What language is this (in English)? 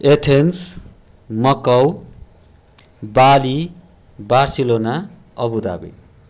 Nepali